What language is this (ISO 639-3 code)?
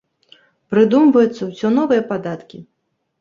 bel